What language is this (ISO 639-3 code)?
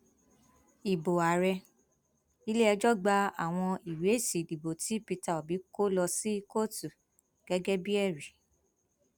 yor